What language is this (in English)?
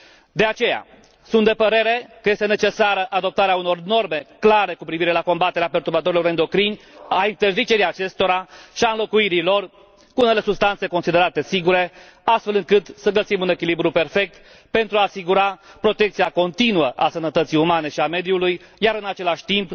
Romanian